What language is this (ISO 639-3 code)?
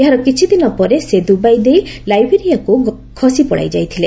ori